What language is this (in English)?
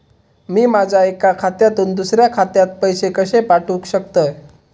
Marathi